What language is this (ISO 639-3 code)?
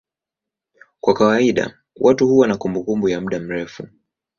swa